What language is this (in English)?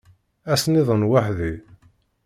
Kabyle